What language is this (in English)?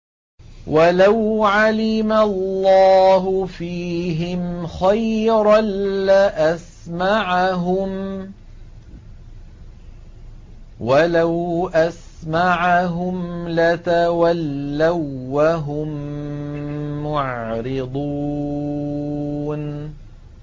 Arabic